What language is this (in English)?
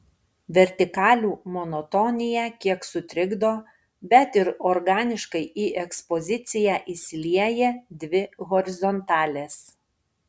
Lithuanian